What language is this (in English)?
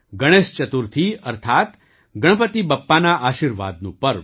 Gujarati